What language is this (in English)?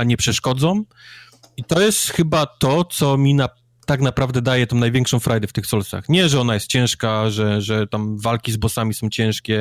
Polish